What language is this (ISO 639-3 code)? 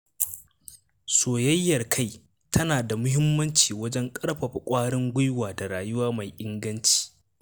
hau